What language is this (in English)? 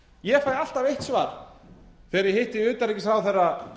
Icelandic